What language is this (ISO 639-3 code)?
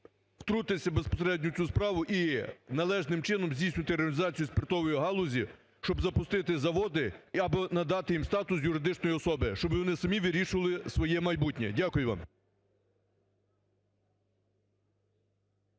ukr